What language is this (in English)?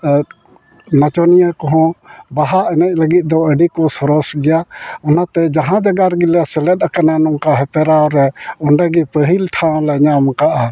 Santali